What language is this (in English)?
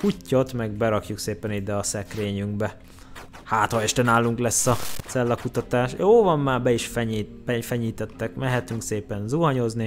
Hungarian